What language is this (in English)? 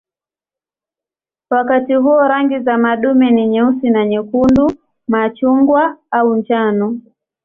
Swahili